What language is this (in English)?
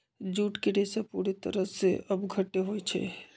Magahi